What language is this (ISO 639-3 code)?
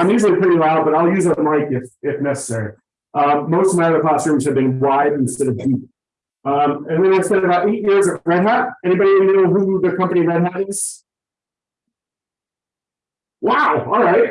eng